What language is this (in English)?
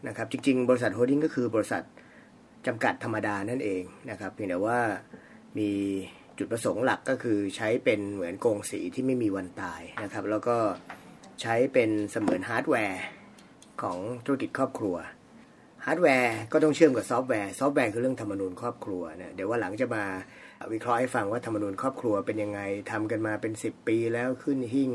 Thai